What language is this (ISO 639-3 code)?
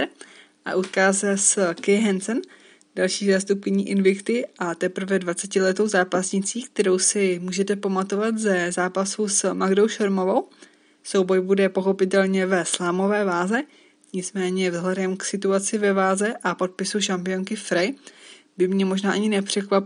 ces